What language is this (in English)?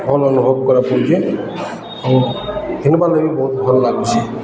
Odia